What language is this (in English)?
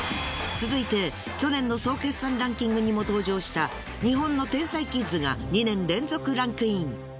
Japanese